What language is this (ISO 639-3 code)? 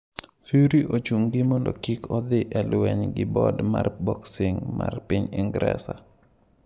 luo